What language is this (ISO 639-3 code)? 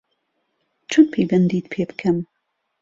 ckb